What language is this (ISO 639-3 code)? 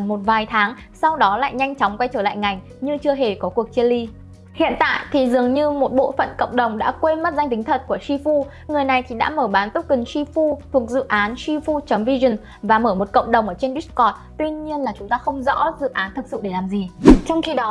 vie